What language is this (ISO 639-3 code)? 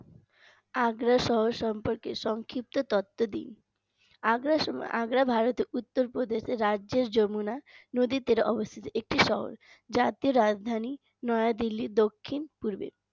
ben